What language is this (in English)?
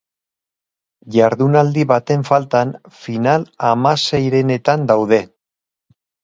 Basque